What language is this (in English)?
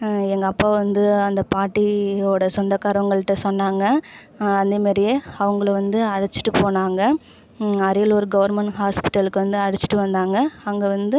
Tamil